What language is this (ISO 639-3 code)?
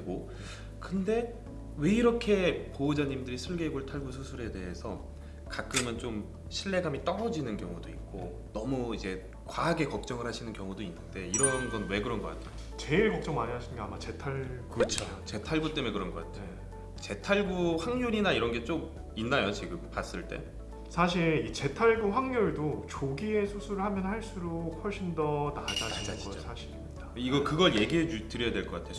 kor